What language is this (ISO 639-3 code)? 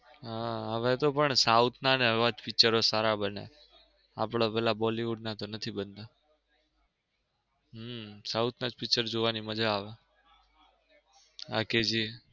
guj